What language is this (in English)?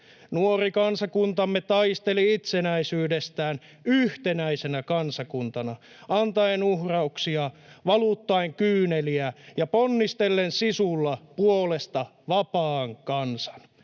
Finnish